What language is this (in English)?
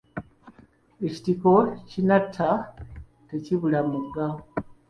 Ganda